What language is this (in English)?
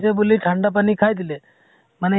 Assamese